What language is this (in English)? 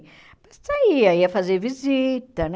Portuguese